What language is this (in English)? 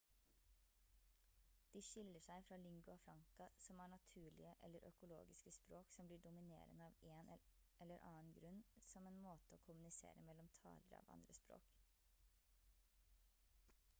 Norwegian Bokmål